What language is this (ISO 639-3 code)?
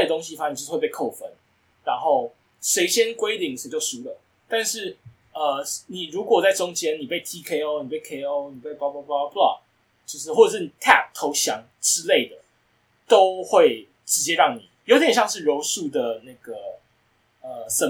zho